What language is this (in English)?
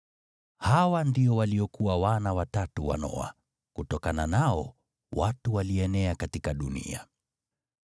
Swahili